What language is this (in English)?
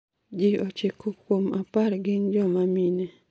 Luo (Kenya and Tanzania)